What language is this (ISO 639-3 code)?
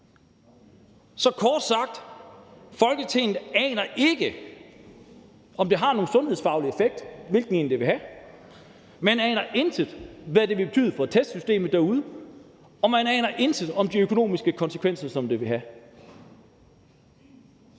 dan